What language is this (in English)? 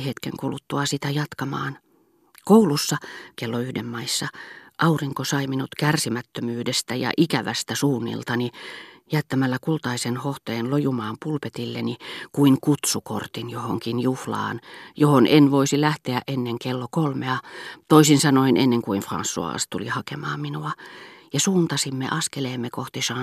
Finnish